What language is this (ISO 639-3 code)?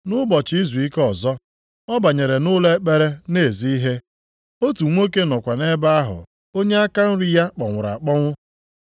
ibo